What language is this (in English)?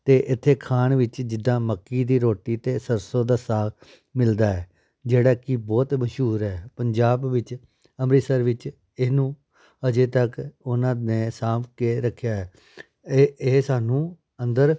Punjabi